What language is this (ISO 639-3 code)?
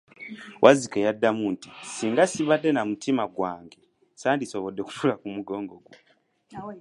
lug